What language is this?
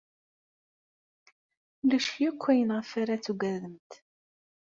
Kabyle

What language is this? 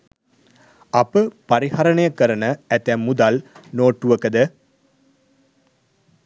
Sinhala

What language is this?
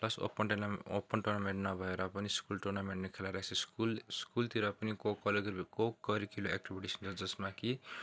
Nepali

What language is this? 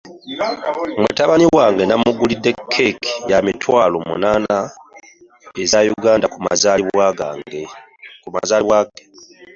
Ganda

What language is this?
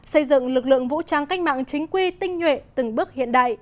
Vietnamese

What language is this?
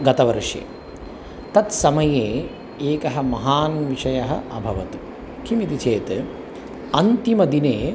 Sanskrit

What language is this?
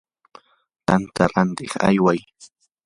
Yanahuanca Pasco Quechua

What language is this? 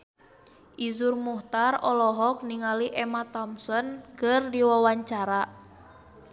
Sundanese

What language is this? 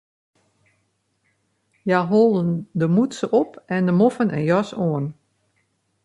Western Frisian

